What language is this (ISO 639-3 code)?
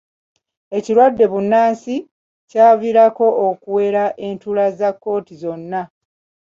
lug